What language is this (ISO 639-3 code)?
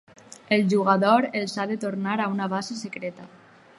cat